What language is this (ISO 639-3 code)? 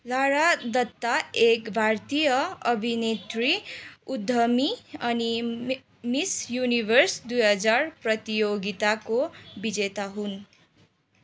nep